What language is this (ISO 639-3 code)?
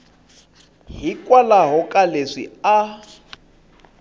tso